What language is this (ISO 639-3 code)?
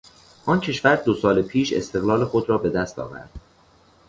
fas